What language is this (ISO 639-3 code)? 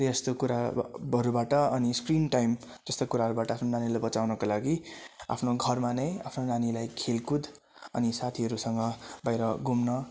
nep